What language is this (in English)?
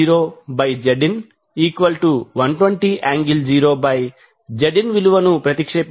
Telugu